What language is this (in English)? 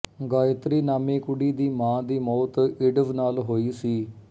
Punjabi